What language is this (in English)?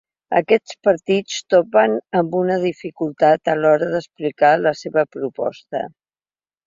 Catalan